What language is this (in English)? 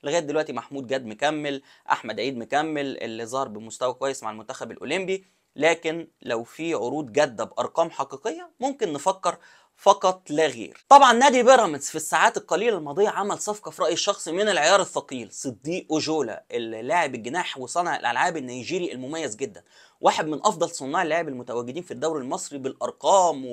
Arabic